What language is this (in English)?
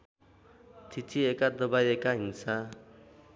Nepali